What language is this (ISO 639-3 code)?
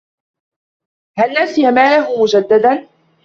ara